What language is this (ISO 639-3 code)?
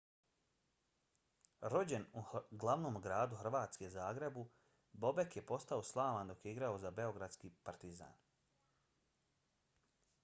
bos